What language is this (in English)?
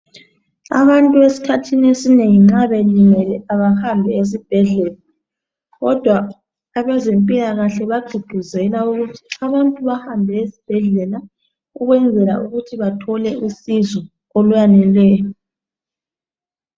North Ndebele